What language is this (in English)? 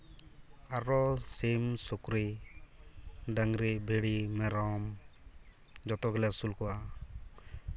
Santali